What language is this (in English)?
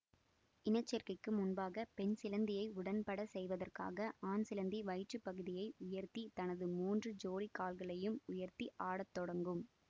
Tamil